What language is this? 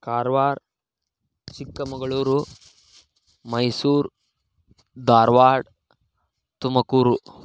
Kannada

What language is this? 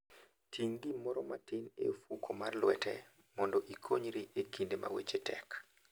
Luo (Kenya and Tanzania)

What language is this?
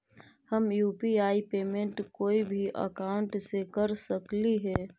Magahi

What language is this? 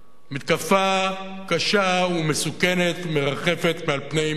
Hebrew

